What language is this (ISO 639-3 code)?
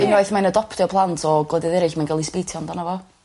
cym